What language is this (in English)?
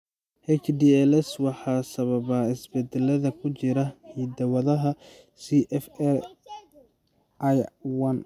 Somali